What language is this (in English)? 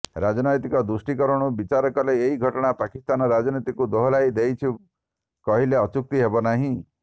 Odia